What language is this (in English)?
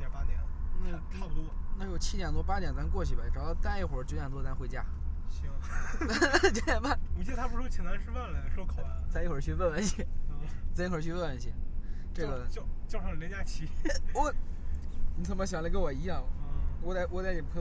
Chinese